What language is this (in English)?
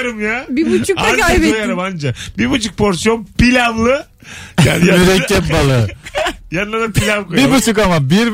Turkish